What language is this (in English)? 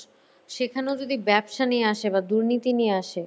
Bangla